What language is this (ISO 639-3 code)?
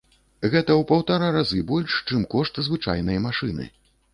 bel